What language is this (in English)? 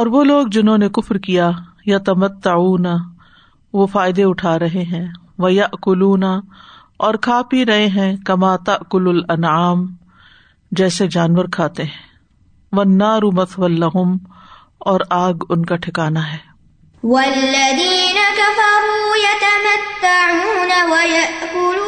Urdu